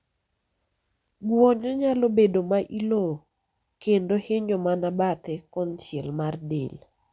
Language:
Luo (Kenya and Tanzania)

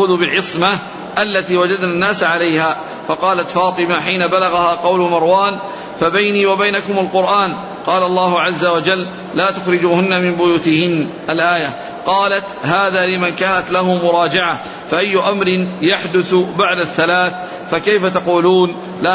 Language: Arabic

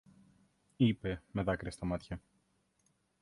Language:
Greek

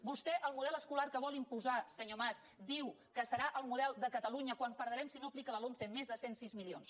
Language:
Catalan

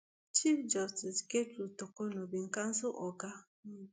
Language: Nigerian Pidgin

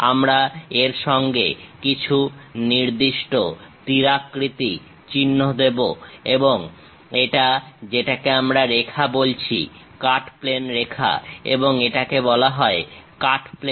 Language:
Bangla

